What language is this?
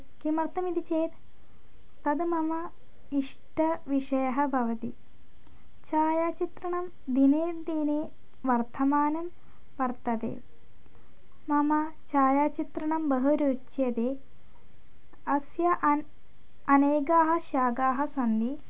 Sanskrit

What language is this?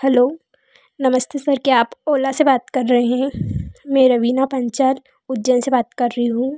Hindi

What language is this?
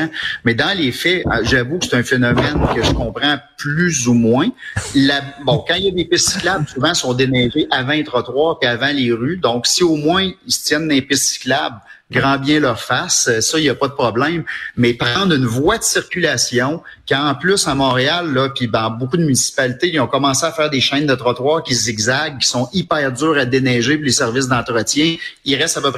French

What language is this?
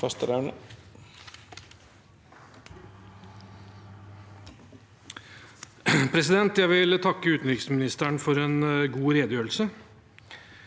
Norwegian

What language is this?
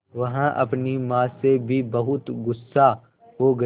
Hindi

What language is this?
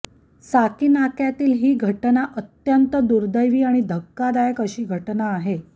Marathi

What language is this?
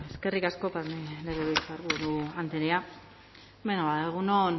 Basque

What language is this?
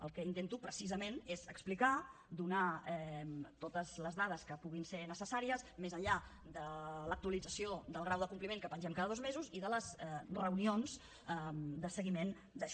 Catalan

